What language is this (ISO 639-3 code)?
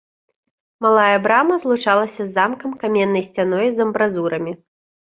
bel